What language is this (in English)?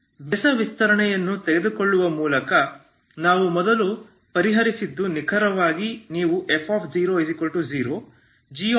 Kannada